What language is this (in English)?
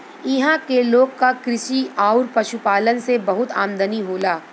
Bhojpuri